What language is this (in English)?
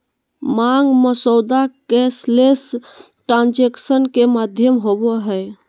Magahi